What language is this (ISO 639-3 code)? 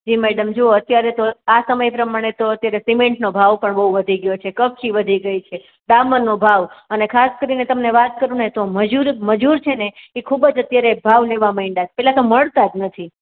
guj